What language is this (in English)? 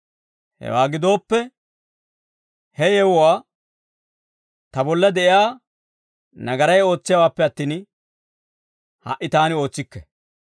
Dawro